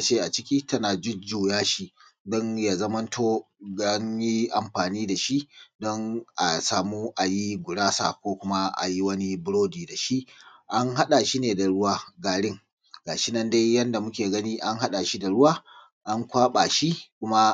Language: Hausa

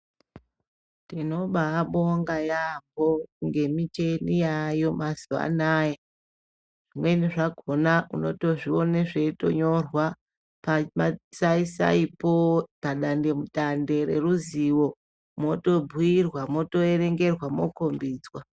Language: Ndau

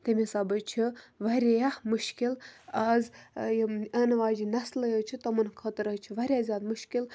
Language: Kashmiri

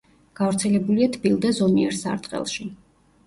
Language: Georgian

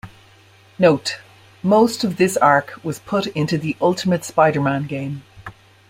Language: English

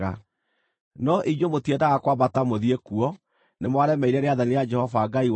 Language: Kikuyu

